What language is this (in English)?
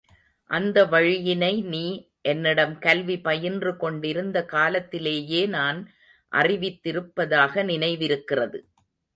Tamil